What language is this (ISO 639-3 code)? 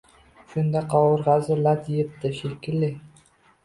uzb